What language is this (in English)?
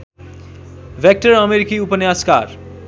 Nepali